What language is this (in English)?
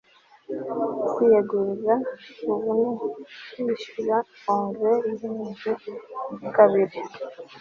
Kinyarwanda